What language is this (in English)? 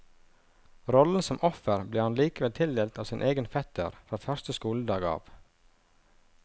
Norwegian